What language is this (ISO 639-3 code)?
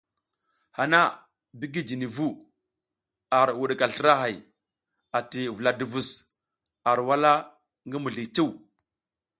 giz